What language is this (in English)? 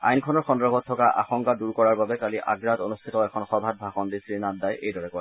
Assamese